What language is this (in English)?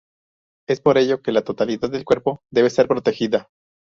Spanish